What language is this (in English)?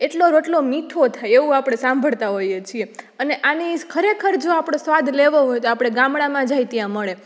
Gujarati